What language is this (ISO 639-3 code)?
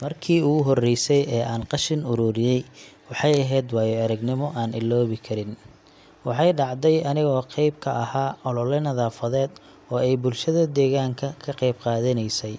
som